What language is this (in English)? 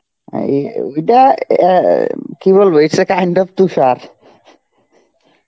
Bangla